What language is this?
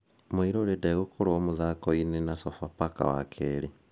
Kikuyu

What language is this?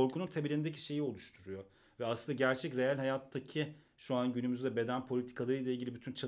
Turkish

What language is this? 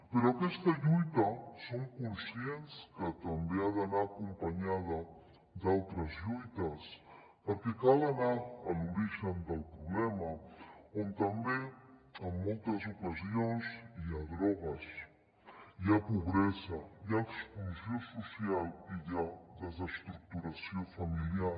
Catalan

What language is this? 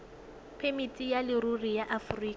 Tswana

